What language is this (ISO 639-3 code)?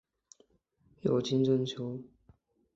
zho